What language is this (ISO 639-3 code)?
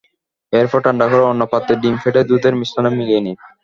ben